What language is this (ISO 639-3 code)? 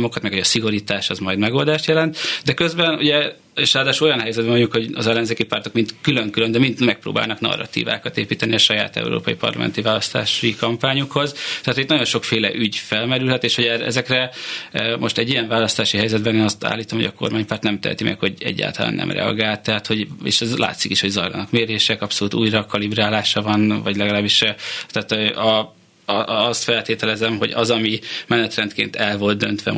hun